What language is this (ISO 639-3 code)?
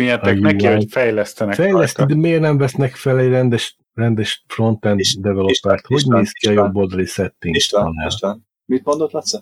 hun